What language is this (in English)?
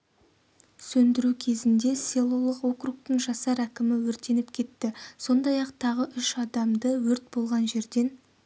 Kazakh